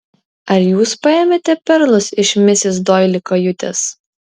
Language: Lithuanian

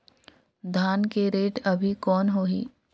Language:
Chhattisgarhi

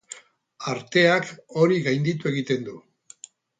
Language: Basque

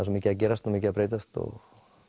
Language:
Icelandic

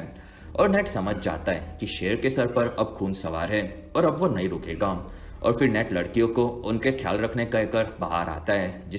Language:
Hindi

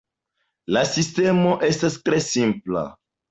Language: Esperanto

